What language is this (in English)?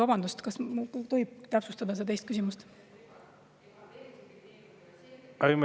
Estonian